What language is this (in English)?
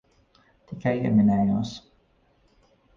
Latvian